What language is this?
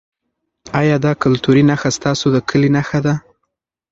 Pashto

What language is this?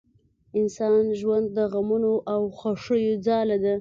Pashto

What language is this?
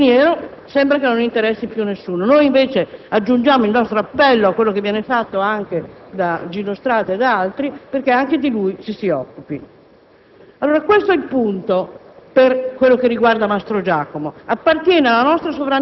Italian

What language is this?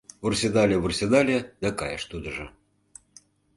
Mari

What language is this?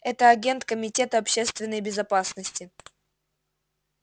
Russian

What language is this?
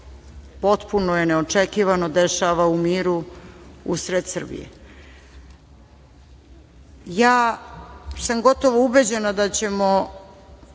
Serbian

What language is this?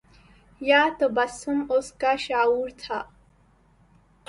Urdu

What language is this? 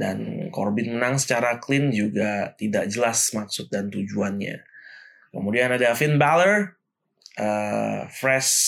Indonesian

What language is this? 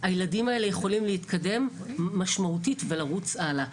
Hebrew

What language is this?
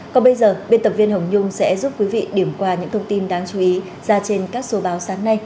Vietnamese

